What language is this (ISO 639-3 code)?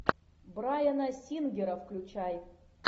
rus